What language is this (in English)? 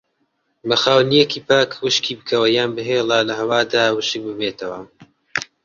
Central Kurdish